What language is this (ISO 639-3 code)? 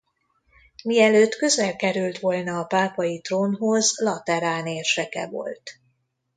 hun